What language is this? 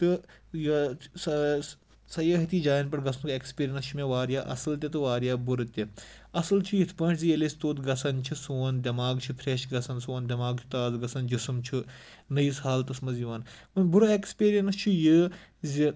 Kashmiri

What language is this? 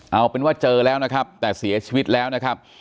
Thai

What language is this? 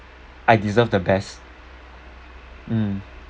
English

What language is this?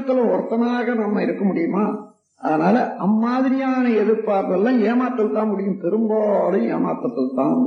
Tamil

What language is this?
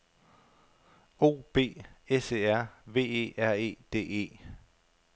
Danish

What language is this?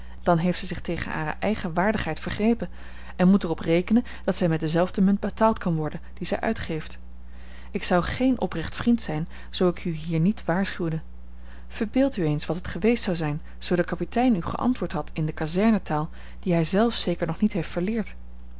Dutch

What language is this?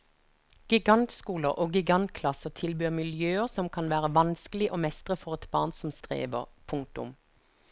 Norwegian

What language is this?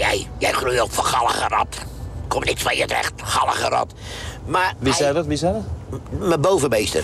Dutch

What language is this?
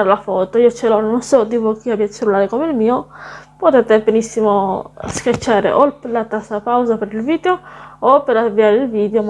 Italian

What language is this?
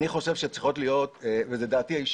Hebrew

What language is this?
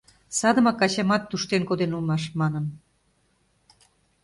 Mari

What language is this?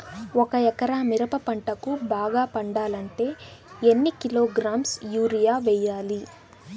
Telugu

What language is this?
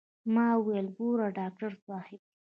Pashto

